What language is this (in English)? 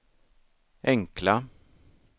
Swedish